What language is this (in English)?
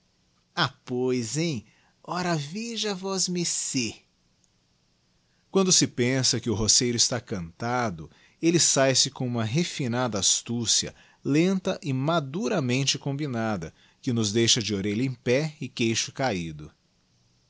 Portuguese